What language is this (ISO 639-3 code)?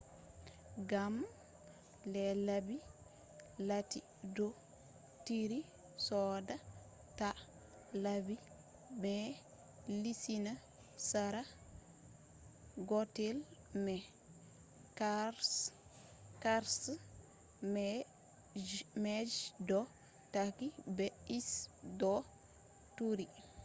ful